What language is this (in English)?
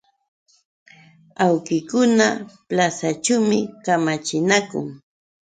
Yauyos Quechua